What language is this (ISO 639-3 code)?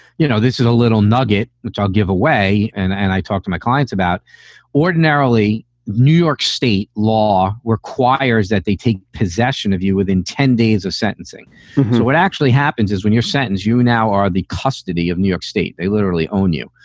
eng